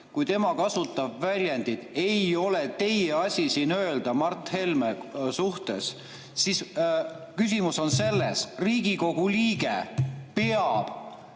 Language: Estonian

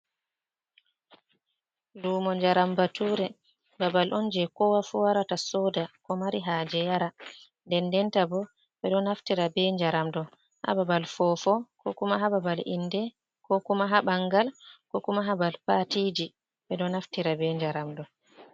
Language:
Fula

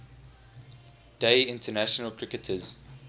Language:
English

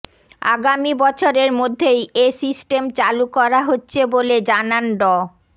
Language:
Bangla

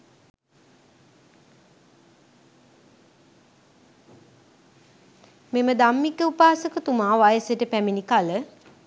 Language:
Sinhala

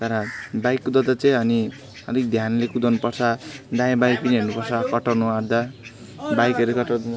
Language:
Nepali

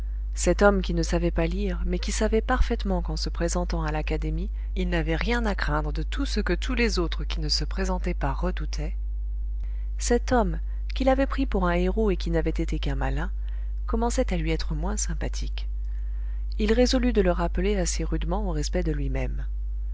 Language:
French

